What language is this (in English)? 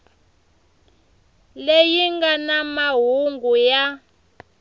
Tsonga